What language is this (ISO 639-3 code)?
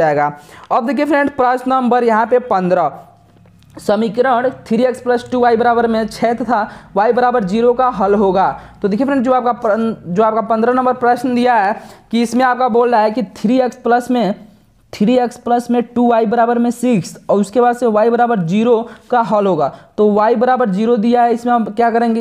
hin